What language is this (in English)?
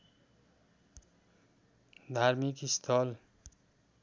Nepali